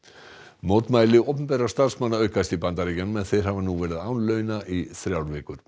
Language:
Icelandic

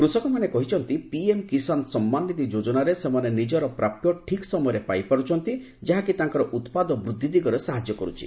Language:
Odia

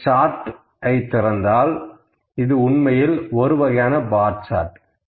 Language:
Tamil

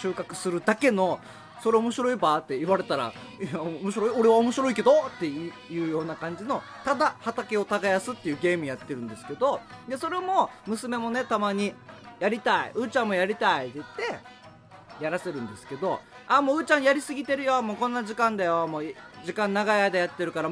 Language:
Japanese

